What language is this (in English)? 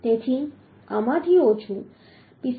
Gujarati